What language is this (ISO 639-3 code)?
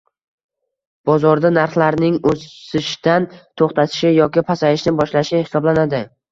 uzb